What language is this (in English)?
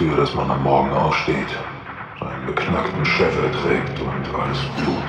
German